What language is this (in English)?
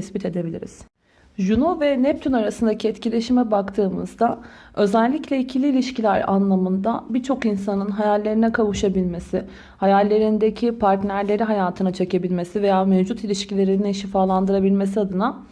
Turkish